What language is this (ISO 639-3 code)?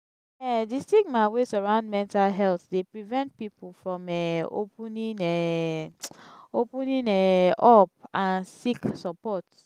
pcm